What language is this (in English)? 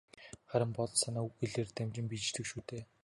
Mongolian